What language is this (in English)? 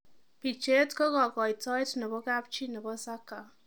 Kalenjin